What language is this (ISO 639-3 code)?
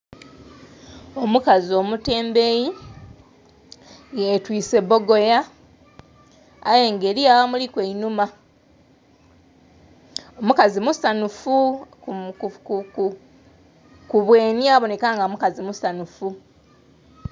xog